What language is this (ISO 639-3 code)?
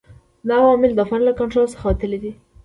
pus